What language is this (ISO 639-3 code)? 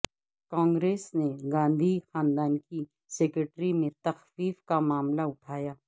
urd